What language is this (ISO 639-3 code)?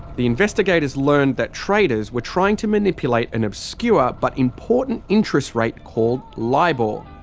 eng